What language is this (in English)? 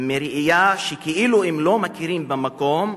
Hebrew